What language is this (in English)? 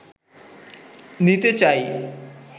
Bangla